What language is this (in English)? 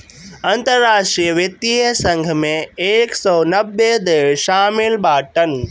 Bhojpuri